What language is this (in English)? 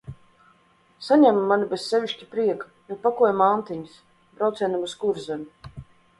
Latvian